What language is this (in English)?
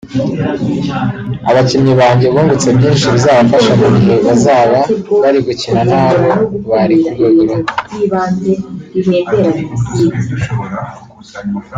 Kinyarwanda